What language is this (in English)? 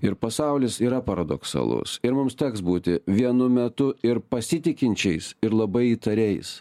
Lithuanian